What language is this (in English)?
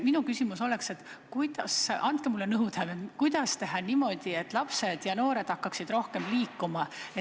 Estonian